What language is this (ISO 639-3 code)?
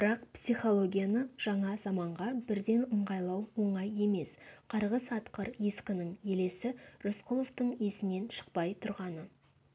kaz